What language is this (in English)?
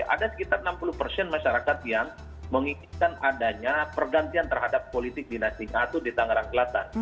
Indonesian